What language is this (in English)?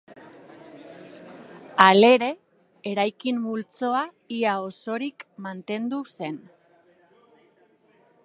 Basque